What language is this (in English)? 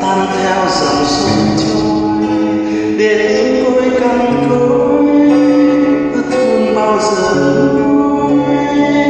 Vietnamese